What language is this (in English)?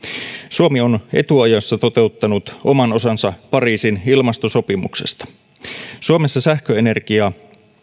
Finnish